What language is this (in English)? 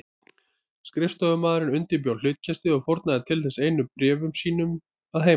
Icelandic